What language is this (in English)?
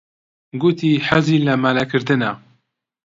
Central Kurdish